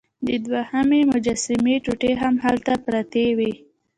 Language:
Pashto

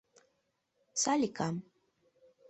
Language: Mari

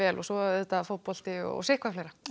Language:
Icelandic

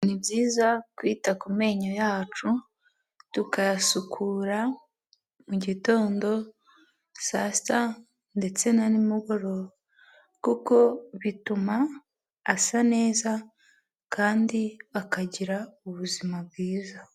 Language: Kinyarwanda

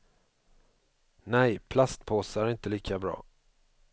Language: Swedish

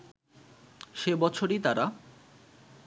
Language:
Bangla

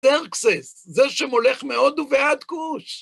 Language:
Hebrew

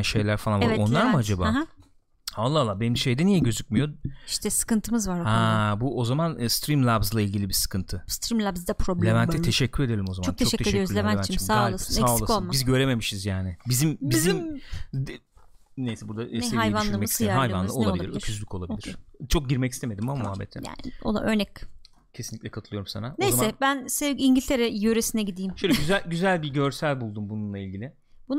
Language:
Turkish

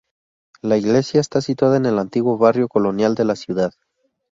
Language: Spanish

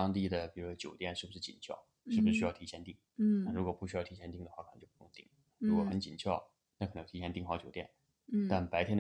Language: Chinese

